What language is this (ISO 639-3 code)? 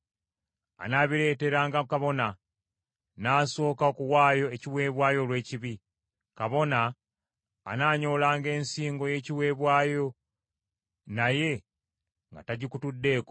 lug